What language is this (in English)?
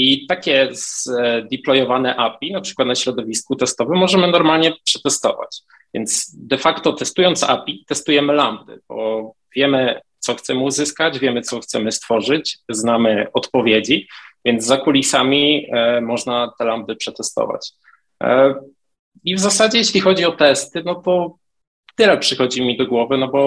Polish